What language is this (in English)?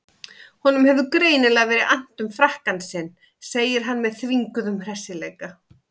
Icelandic